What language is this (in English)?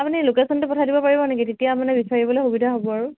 Assamese